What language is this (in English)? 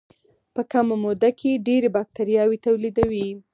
Pashto